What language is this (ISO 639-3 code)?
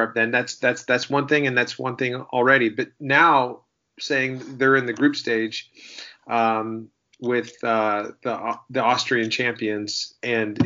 eng